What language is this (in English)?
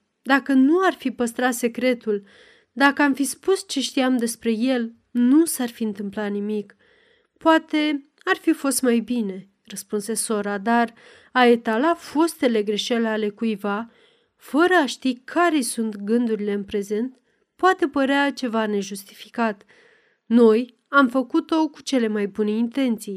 Romanian